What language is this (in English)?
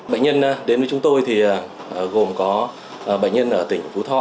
Vietnamese